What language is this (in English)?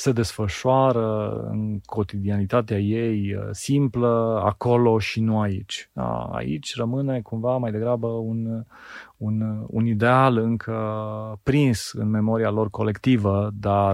Romanian